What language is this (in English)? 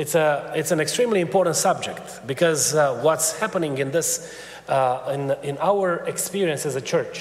Romanian